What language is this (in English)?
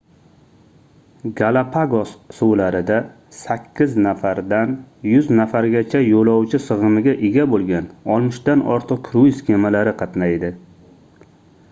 Uzbek